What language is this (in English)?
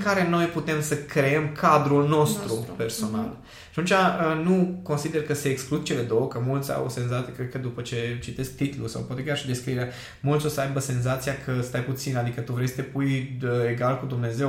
Romanian